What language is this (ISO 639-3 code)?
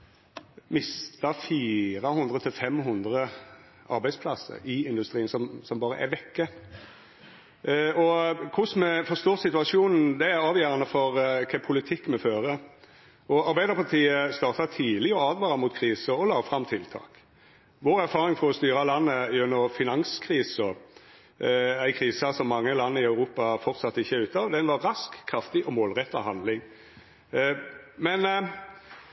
nno